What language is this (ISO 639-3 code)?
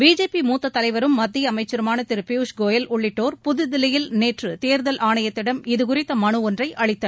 tam